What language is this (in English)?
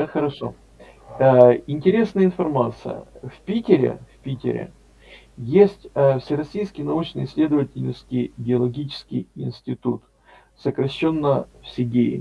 Russian